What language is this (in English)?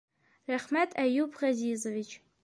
Bashkir